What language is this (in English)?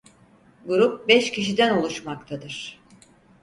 Turkish